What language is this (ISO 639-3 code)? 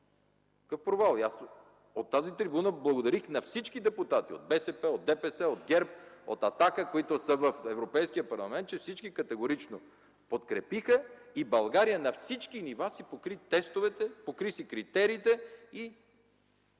bul